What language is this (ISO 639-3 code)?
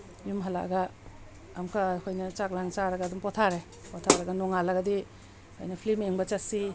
mni